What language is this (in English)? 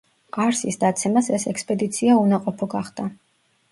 Georgian